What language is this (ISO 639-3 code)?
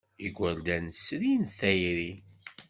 kab